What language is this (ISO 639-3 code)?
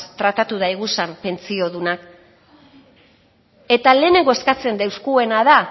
eus